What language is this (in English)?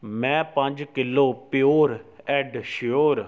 Punjabi